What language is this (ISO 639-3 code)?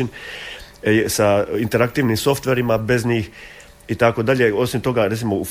hrv